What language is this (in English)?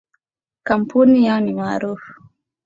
Swahili